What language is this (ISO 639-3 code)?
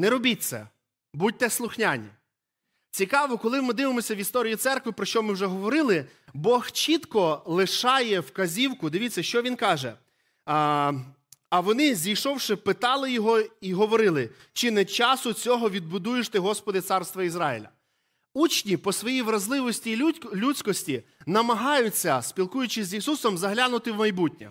ukr